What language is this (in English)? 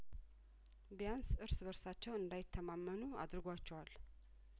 Amharic